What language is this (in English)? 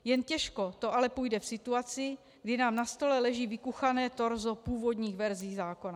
Czech